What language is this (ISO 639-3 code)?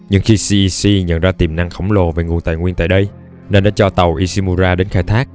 vie